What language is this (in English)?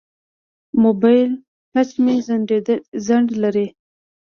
Pashto